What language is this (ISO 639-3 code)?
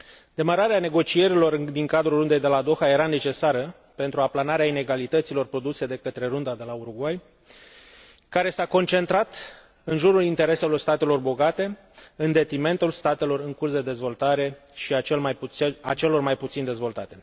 ron